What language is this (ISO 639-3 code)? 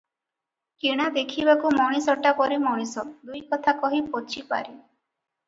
ori